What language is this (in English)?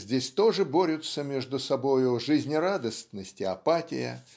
Russian